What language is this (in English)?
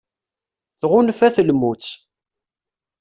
Kabyle